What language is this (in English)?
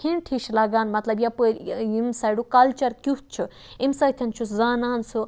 Kashmiri